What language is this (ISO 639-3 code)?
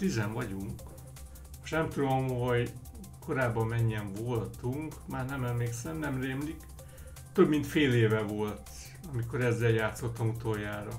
hun